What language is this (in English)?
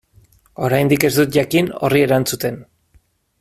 Basque